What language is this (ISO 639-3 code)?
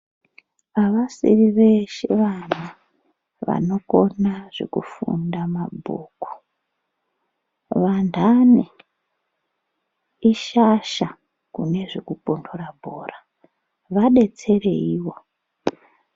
ndc